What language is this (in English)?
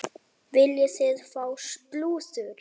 Icelandic